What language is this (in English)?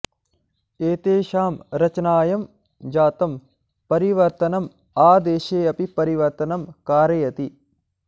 Sanskrit